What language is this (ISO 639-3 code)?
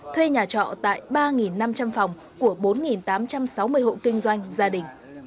vie